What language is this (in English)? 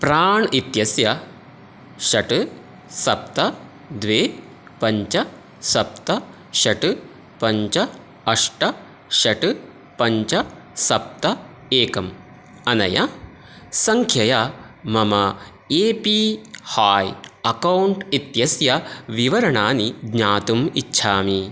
Sanskrit